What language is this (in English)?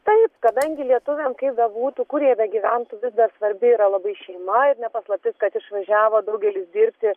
Lithuanian